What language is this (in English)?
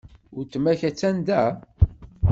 Kabyle